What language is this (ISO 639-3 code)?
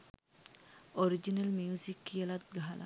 sin